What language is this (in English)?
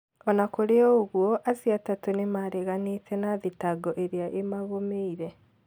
Kikuyu